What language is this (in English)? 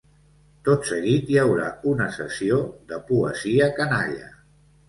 Catalan